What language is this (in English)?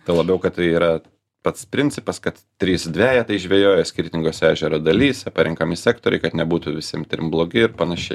Lithuanian